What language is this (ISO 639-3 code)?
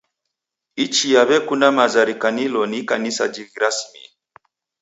dav